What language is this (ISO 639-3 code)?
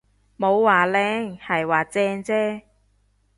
yue